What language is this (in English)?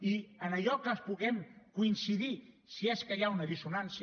Catalan